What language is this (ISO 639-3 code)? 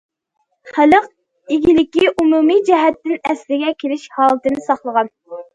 uig